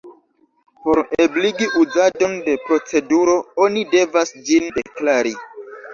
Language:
Esperanto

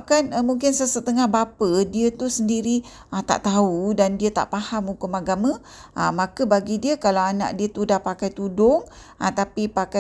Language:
Malay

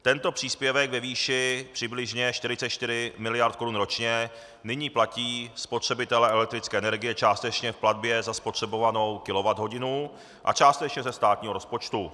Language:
Czech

